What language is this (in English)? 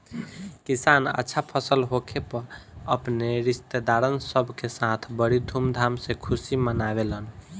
Bhojpuri